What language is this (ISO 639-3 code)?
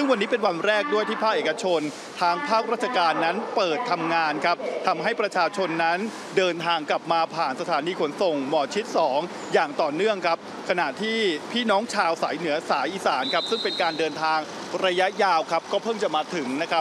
tha